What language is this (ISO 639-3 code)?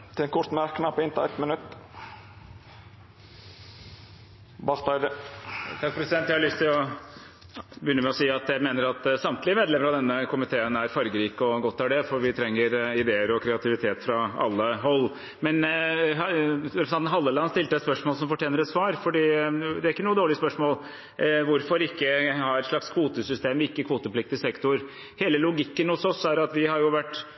nor